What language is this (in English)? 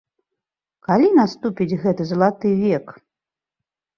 Belarusian